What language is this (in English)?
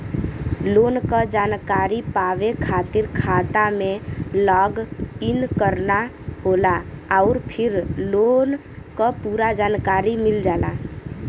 Bhojpuri